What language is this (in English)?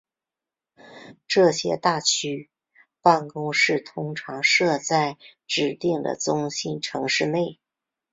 Chinese